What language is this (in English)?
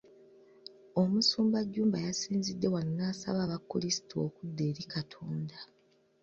Ganda